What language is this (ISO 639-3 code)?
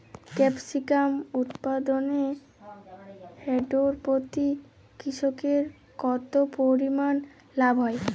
ben